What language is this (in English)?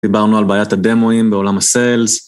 Hebrew